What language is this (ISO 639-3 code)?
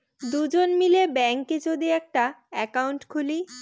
ben